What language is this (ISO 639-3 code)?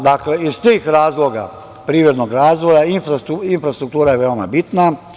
srp